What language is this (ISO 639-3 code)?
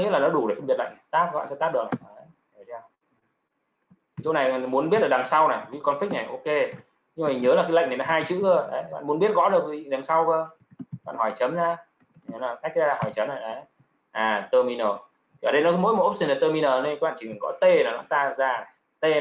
vie